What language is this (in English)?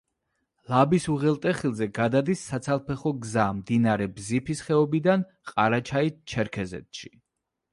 Georgian